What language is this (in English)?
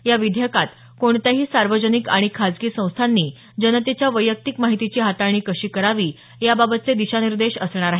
Marathi